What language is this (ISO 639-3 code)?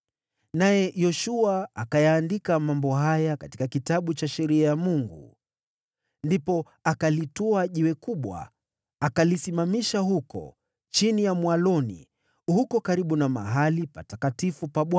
swa